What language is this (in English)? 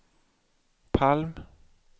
Swedish